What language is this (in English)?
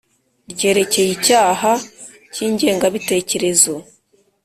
Kinyarwanda